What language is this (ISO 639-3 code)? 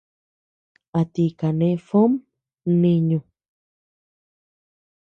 cux